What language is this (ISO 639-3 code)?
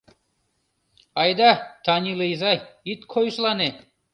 chm